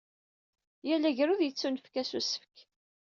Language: Kabyle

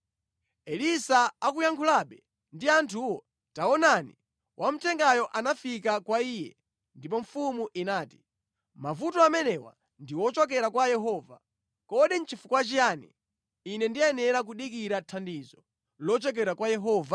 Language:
Nyanja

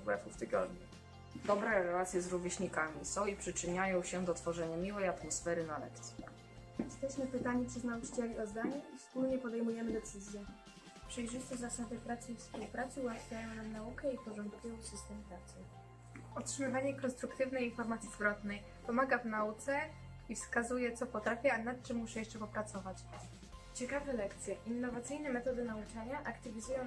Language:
Polish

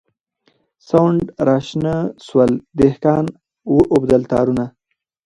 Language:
Pashto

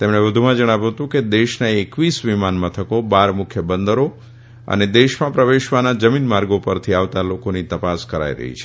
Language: Gujarati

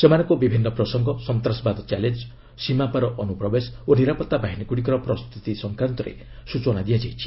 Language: Odia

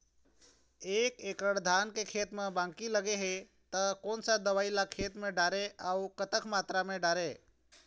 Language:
Chhattisgarhi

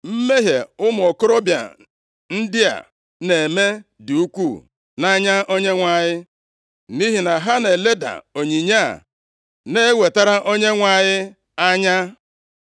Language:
Igbo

